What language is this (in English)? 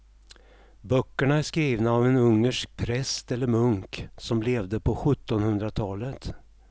Swedish